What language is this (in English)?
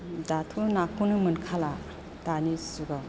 Bodo